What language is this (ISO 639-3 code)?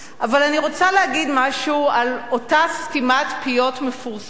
heb